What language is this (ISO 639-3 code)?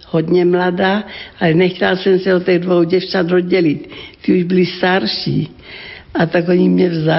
ces